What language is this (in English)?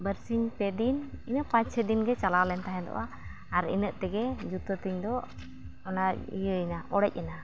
Santali